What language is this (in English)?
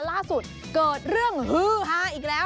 Thai